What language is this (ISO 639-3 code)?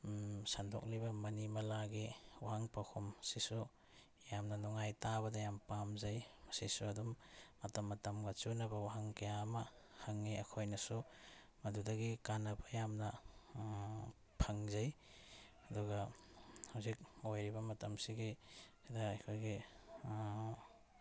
mni